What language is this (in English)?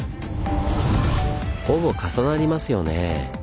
Japanese